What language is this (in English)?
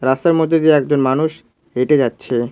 Bangla